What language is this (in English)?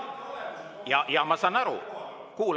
Estonian